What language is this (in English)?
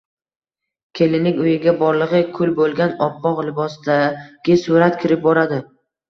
Uzbek